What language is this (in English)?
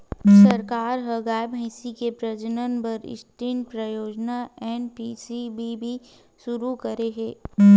Chhattisgarhi